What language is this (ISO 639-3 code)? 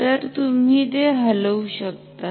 mar